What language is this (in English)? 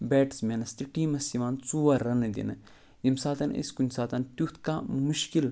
Kashmiri